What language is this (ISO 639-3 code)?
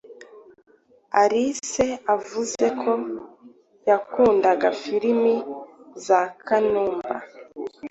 kin